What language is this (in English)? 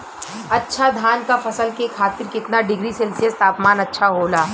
Bhojpuri